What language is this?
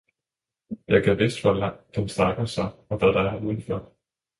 Danish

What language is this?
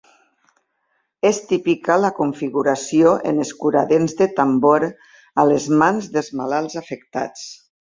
Catalan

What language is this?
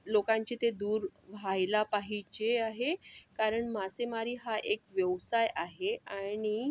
Marathi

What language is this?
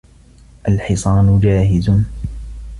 Arabic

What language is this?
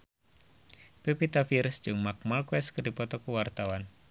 Sundanese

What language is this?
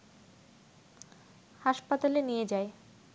Bangla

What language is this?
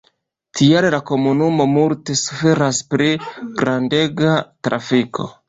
Esperanto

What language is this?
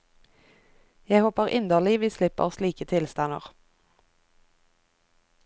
Norwegian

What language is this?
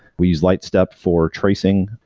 English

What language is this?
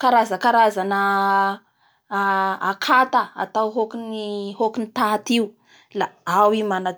Bara Malagasy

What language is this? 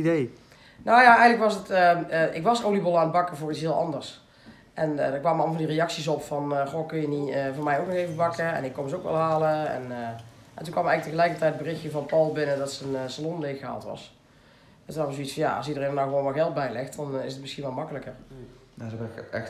Dutch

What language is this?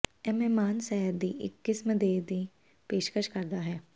Punjabi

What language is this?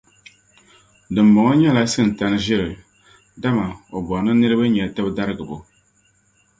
Dagbani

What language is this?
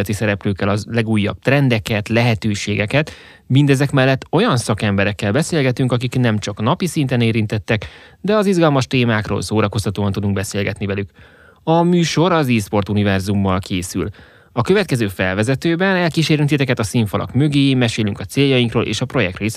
Hungarian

